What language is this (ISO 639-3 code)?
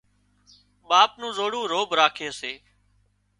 kxp